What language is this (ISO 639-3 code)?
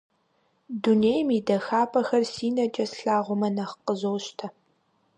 kbd